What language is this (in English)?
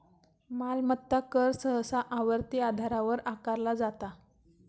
Marathi